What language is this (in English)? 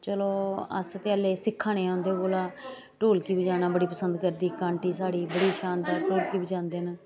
Dogri